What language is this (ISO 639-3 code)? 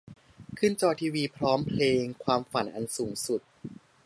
tha